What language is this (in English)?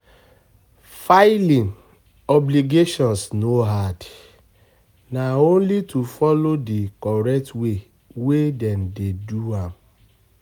Nigerian Pidgin